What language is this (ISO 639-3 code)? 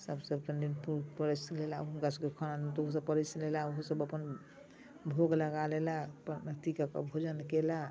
mai